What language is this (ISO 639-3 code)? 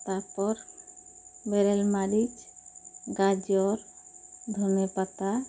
sat